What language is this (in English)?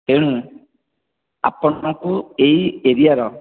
Odia